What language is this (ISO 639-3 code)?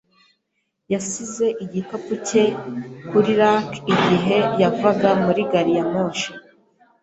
kin